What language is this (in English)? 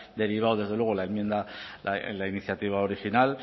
Spanish